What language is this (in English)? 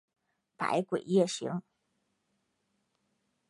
Chinese